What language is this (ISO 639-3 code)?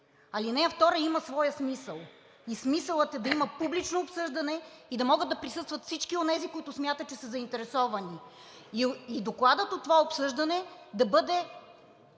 bul